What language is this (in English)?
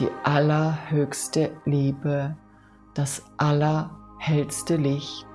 German